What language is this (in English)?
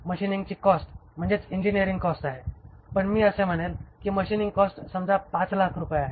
Marathi